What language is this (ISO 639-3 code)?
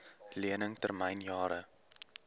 afr